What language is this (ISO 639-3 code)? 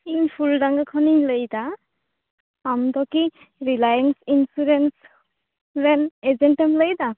sat